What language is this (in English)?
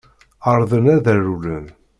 Kabyle